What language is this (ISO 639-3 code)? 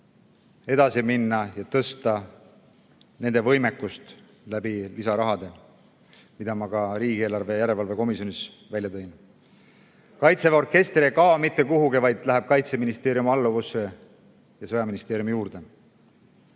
est